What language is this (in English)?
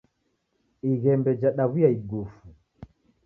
Taita